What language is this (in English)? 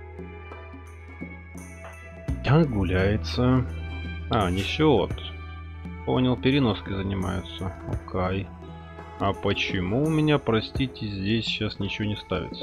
Russian